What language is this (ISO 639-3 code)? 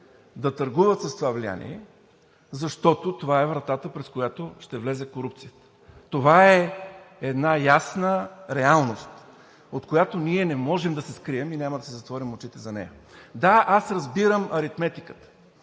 bul